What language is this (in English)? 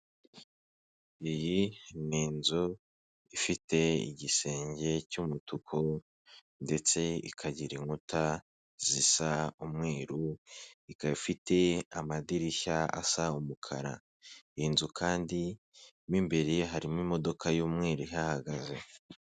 Kinyarwanda